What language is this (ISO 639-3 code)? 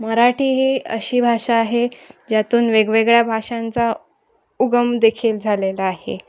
mar